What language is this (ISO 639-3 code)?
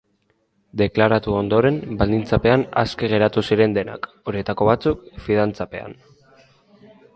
eus